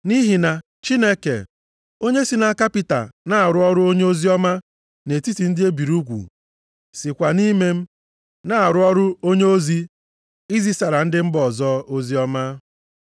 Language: Igbo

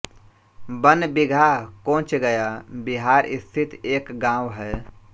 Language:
Hindi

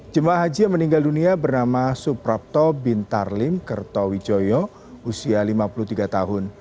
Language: Indonesian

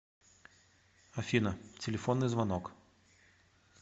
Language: Russian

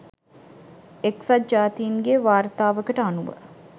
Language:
Sinhala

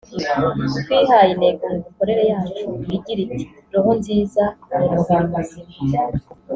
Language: Kinyarwanda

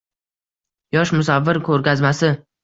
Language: Uzbek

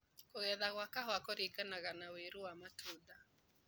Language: Kikuyu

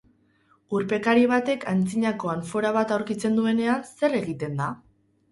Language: Basque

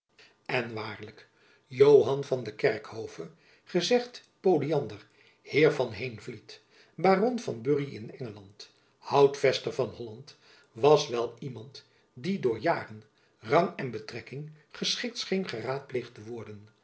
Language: Dutch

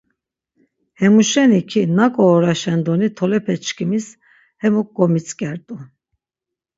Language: Laz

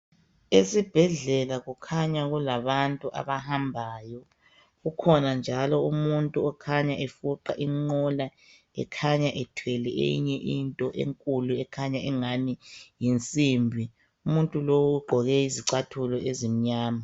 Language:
North Ndebele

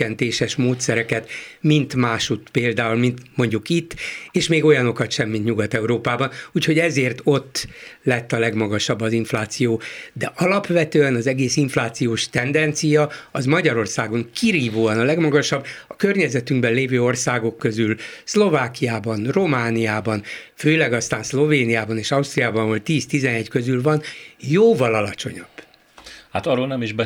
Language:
Hungarian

